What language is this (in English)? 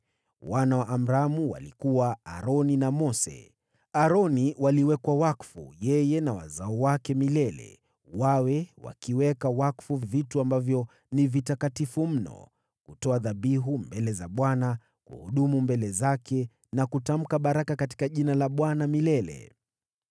Swahili